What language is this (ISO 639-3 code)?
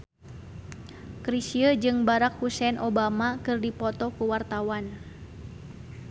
sun